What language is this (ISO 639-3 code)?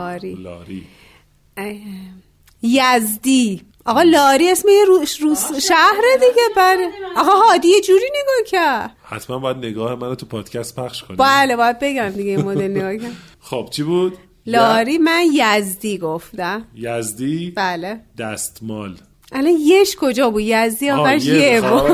fas